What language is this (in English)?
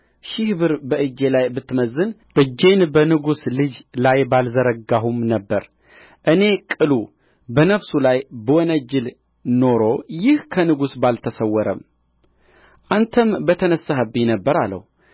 Amharic